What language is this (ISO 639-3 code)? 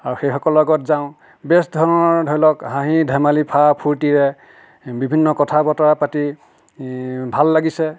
asm